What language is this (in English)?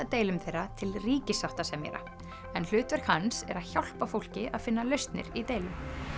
Icelandic